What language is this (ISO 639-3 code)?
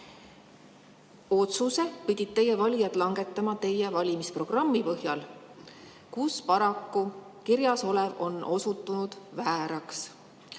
est